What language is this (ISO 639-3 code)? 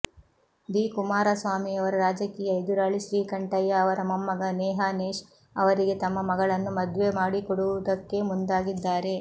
kan